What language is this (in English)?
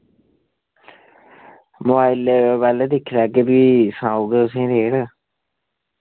Dogri